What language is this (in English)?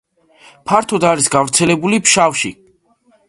Georgian